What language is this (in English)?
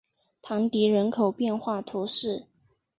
Chinese